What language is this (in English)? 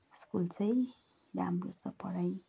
Nepali